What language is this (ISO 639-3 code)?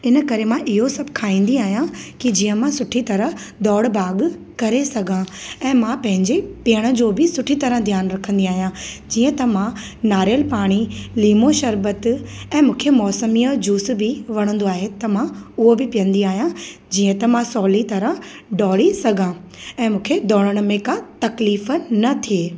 snd